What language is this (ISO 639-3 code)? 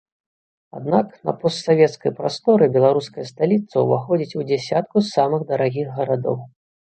bel